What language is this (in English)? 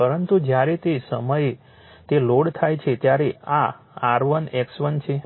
Gujarati